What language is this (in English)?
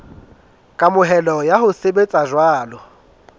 Southern Sotho